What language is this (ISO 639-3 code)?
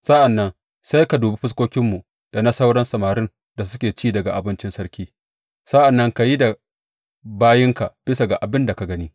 hau